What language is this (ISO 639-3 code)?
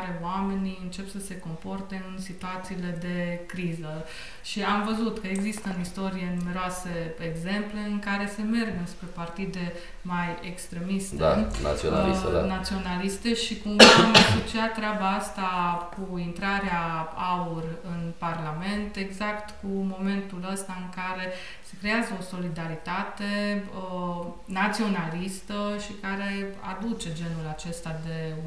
ron